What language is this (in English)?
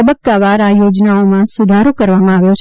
Gujarati